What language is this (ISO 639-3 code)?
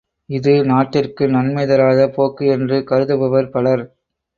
tam